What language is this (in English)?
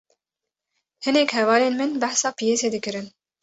Kurdish